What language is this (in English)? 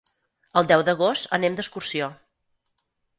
Catalan